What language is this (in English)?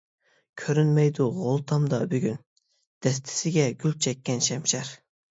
Uyghur